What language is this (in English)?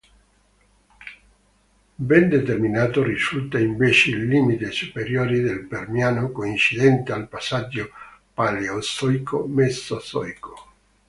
Italian